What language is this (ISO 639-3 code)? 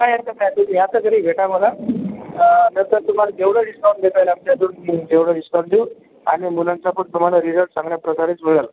mar